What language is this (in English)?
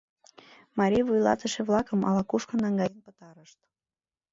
Mari